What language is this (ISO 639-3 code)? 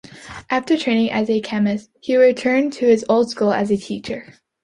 eng